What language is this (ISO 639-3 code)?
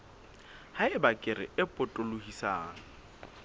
sot